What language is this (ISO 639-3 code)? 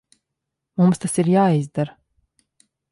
lav